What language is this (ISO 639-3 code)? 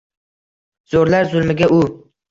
uzb